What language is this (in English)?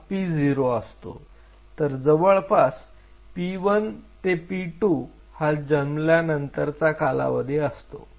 Marathi